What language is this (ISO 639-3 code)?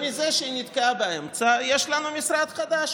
heb